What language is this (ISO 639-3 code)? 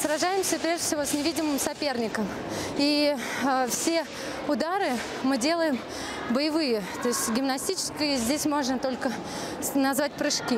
rus